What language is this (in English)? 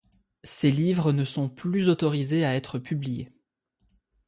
French